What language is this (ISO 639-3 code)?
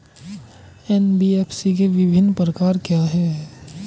hin